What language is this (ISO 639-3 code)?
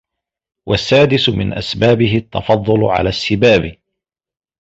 ara